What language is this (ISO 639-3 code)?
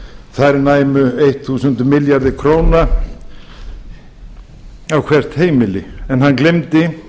isl